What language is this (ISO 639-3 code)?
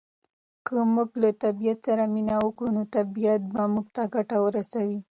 pus